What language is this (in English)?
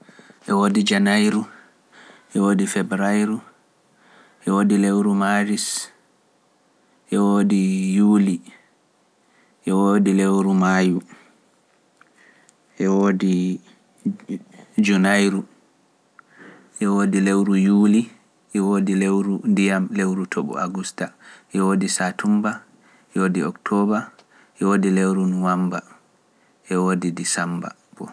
Pular